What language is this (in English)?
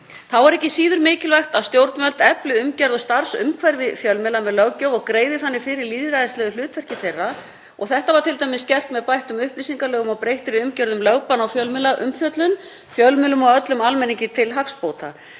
Icelandic